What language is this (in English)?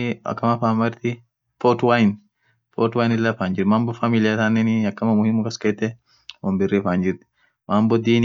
Orma